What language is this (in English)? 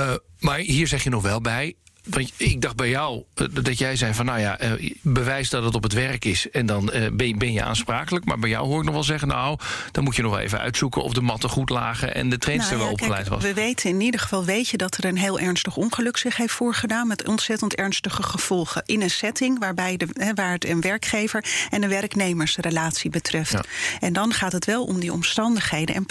Dutch